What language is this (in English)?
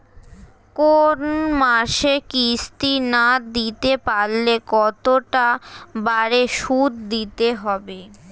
Bangla